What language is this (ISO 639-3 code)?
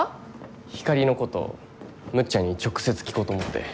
jpn